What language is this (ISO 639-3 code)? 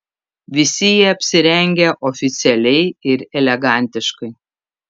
lit